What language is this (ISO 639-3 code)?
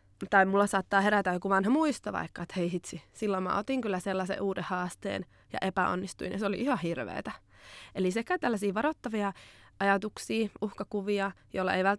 fin